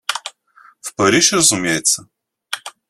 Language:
Russian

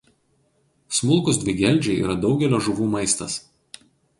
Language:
Lithuanian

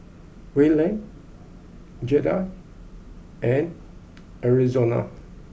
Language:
English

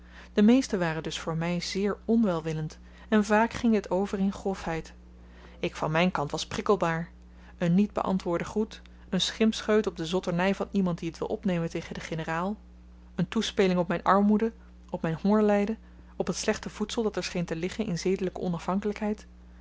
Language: Dutch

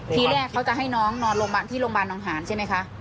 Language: Thai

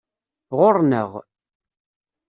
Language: Kabyle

